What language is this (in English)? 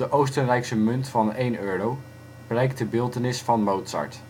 Dutch